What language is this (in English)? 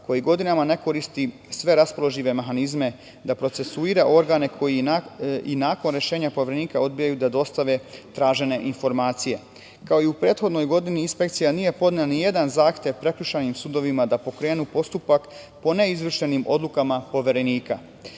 Serbian